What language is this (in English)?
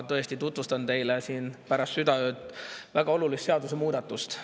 Estonian